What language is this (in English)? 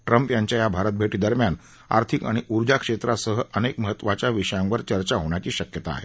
Marathi